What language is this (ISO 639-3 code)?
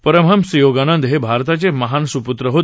mar